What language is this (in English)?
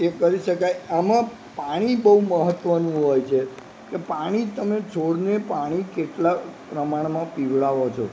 Gujarati